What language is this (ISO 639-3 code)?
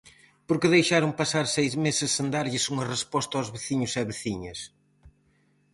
glg